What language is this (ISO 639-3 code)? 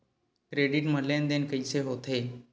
hne